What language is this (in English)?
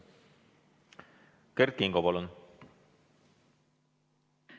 Estonian